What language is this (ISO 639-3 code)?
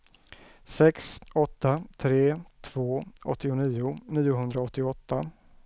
swe